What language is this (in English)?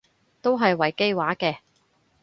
Cantonese